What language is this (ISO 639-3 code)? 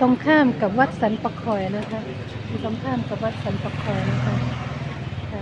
tha